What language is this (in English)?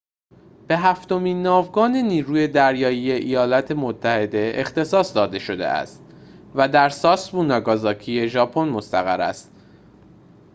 Persian